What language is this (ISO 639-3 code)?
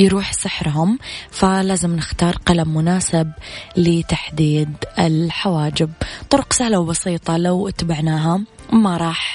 ara